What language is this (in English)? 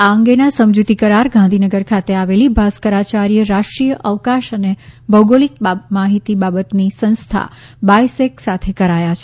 Gujarati